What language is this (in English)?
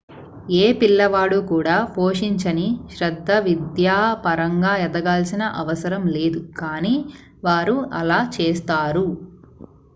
Telugu